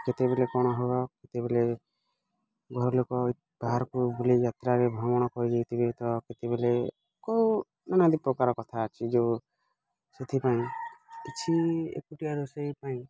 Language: Odia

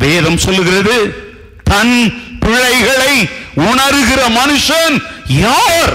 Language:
Tamil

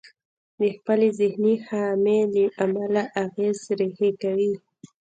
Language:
Pashto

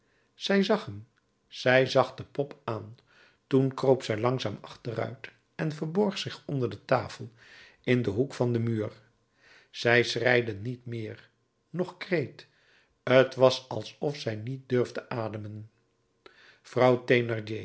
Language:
Dutch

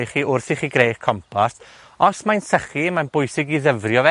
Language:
Welsh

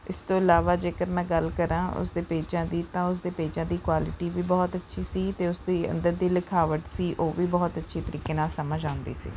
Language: Punjabi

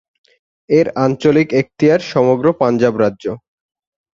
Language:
Bangla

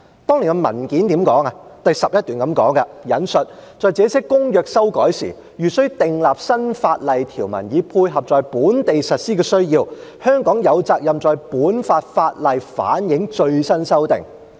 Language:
Cantonese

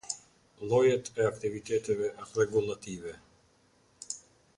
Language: Albanian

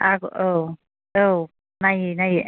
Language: Bodo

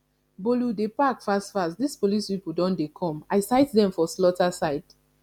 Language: Nigerian Pidgin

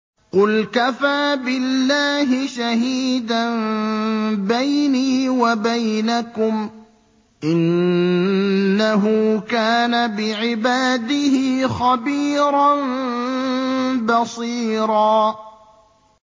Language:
Arabic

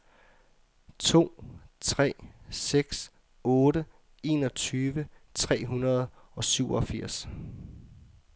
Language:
Danish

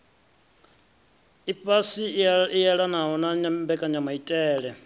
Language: Venda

